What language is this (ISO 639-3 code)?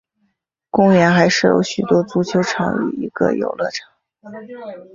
zho